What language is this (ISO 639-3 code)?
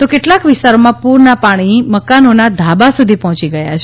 guj